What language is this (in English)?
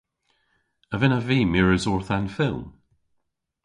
Cornish